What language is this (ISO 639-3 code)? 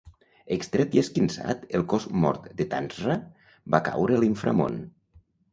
cat